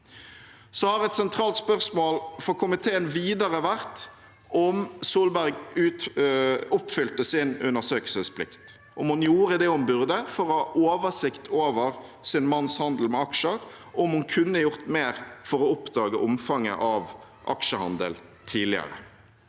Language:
Norwegian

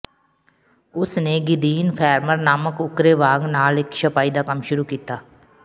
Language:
Punjabi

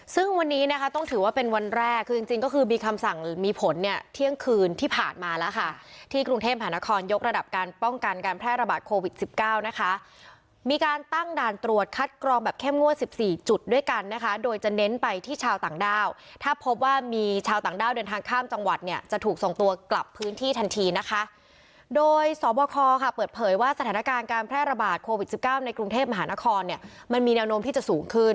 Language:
Thai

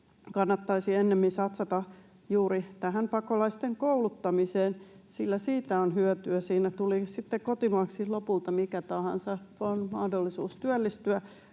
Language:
Finnish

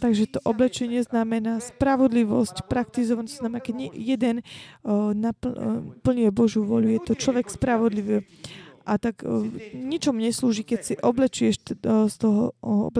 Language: Slovak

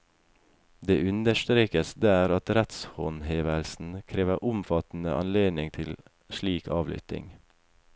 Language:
Norwegian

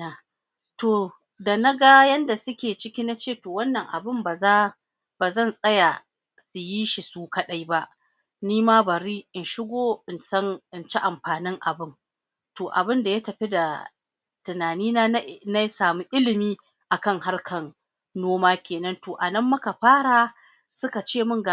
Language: Hausa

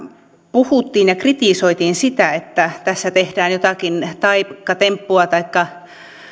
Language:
Finnish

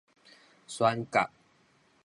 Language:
Min Nan Chinese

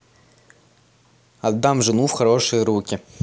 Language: Russian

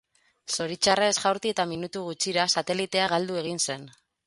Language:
Basque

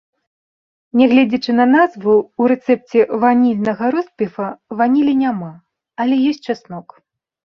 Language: Belarusian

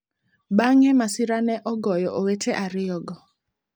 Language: Luo (Kenya and Tanzania)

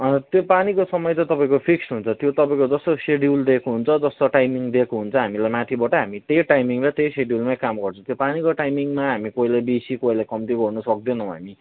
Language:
Nepali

